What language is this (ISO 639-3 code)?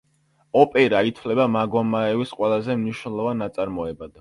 kat